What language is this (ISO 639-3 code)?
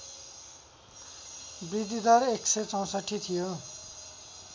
nep